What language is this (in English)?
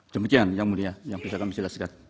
Indonesian